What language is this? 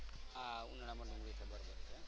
Gujarati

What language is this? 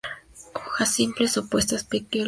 Spanish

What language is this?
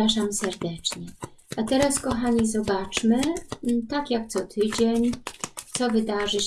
Polish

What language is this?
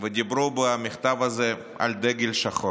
Hebrew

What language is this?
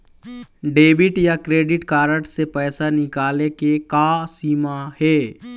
Chhattisgarhi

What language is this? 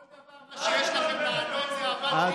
Hebrew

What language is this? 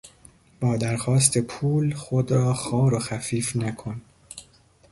Persian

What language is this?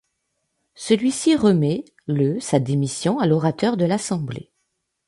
French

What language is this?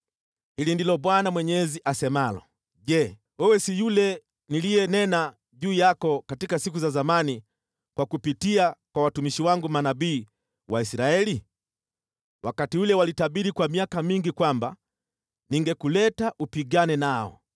Swahili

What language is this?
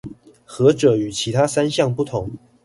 Chinese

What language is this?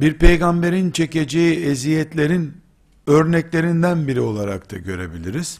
Turkish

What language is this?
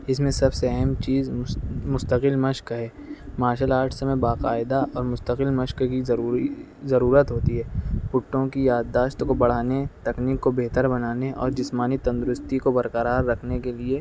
Urdu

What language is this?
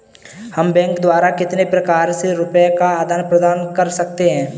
Hindi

